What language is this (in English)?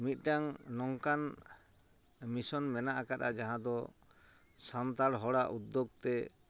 Santali